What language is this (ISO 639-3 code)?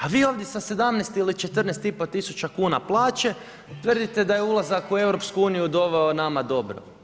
hrv